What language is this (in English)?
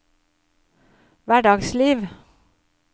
Norwegian